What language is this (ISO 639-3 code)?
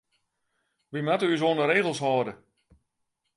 fry